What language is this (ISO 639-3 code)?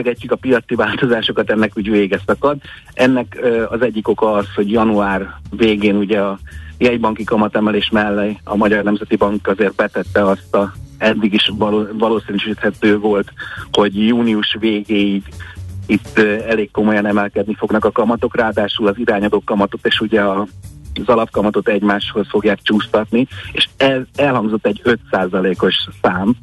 hun